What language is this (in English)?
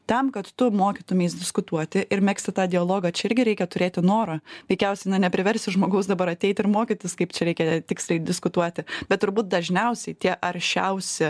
Lithuanian